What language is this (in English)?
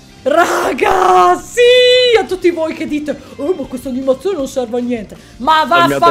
Italian